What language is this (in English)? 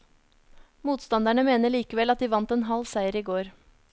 Norwegian